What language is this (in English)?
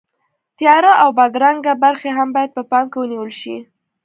Pashto